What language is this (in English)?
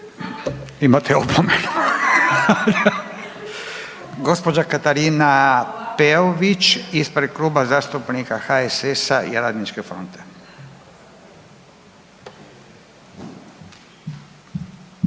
Croatian